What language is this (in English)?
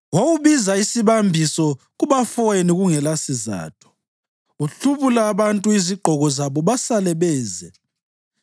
North Ndebele